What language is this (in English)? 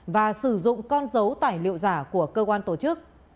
Vietnamese